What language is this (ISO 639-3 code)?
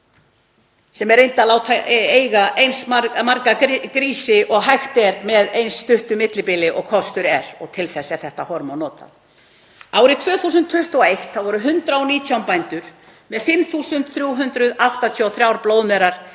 isl